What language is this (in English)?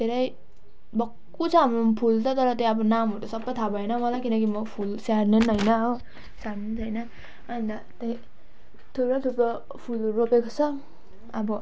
Nepali